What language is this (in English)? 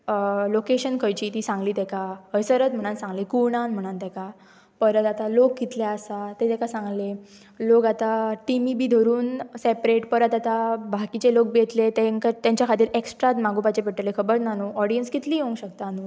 Konkani